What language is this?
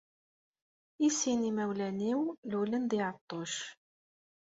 Kabyle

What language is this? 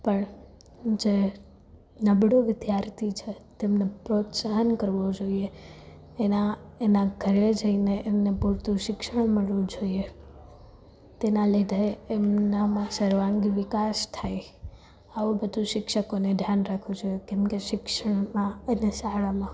Gujarati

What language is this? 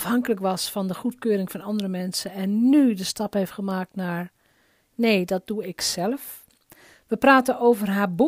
Dutch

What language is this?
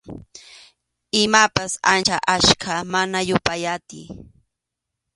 Arequipa-La Unión Quechua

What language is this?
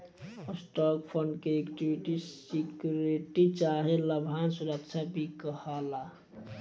Bhojpuri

